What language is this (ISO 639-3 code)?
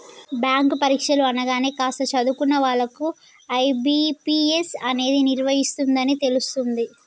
tel